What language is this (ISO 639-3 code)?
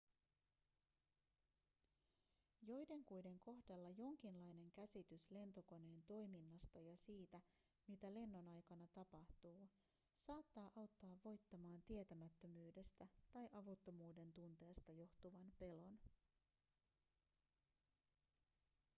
fin